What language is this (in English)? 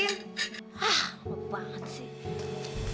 Indonesian